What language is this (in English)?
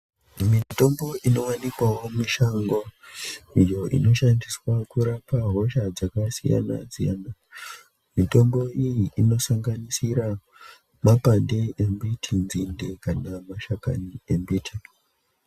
Ndau